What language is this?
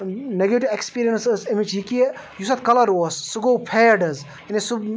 Kashmiri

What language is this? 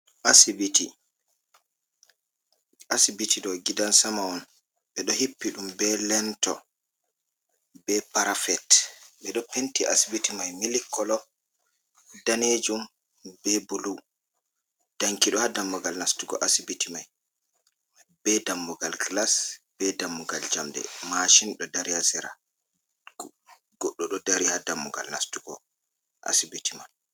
Fula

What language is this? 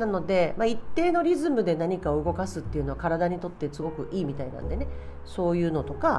Japanese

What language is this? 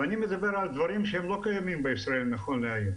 Hebrew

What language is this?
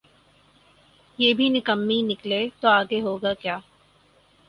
Urdu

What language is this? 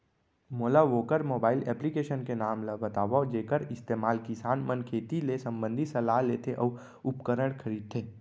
Chhattisgarhi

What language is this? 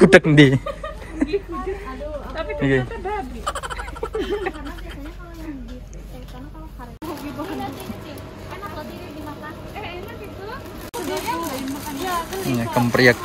Indonesian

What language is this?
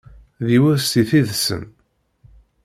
Kabyle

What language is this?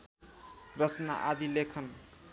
Nepali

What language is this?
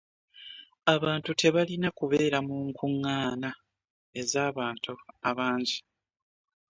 Ganda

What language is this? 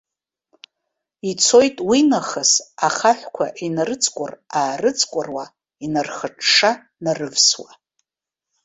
Abkhazian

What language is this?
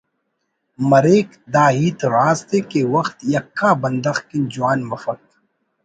Brahui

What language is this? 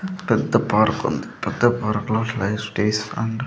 Telugu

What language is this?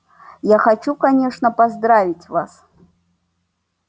Russian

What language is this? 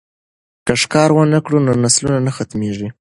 Pashto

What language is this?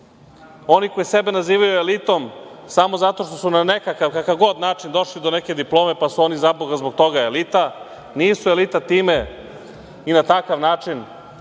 Serbian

